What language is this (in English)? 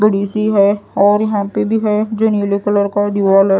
Hindi